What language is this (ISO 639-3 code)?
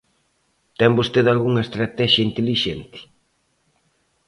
glg